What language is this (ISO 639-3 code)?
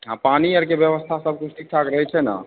mai